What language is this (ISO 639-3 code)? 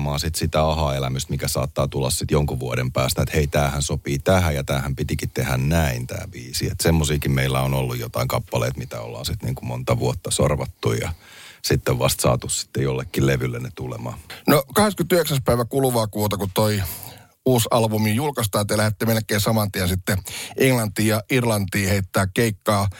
fin